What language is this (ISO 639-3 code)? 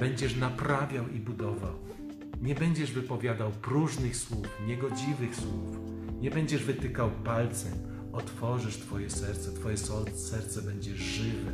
pol